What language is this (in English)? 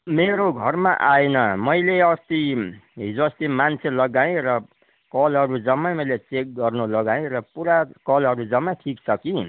Nepali